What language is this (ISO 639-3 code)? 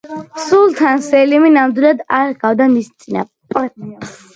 kat